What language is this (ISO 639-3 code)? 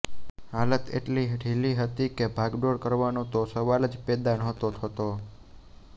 guj